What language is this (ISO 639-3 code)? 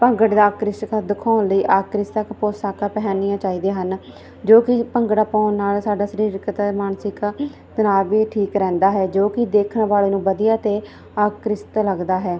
pan